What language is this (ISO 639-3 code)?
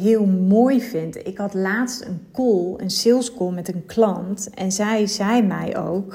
nld